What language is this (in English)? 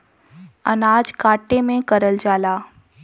Bhojpuri